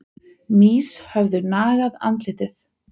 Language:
Icelandic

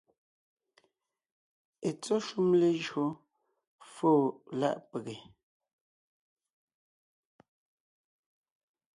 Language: Ngiemboon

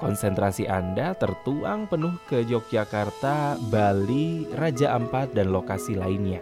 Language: Indonesian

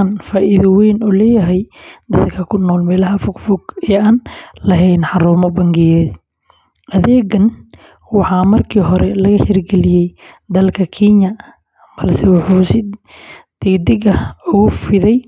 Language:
Somali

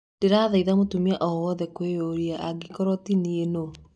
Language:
Kikuyu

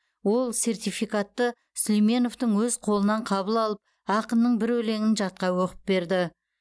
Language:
Kazakh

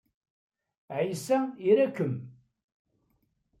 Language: Kabyle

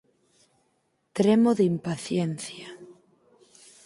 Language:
Galician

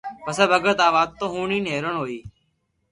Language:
Loarki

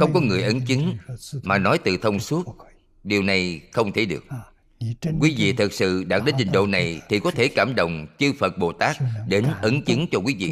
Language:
Vietnamese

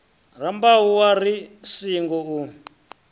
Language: Venda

